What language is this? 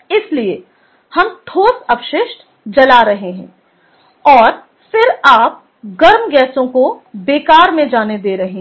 Hindi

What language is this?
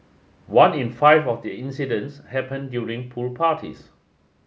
English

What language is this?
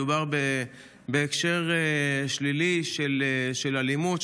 Hebrew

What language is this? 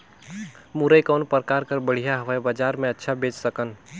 Chhattisgarhi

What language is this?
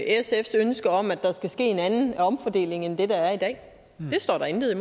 Danish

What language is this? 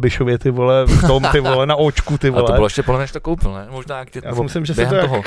Czech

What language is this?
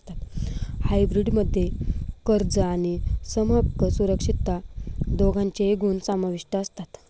Marathi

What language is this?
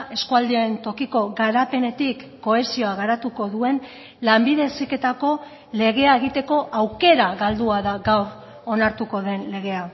Basque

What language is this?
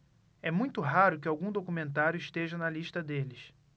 Portuguese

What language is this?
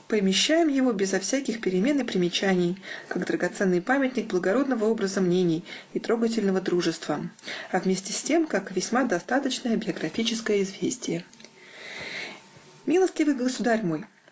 Russian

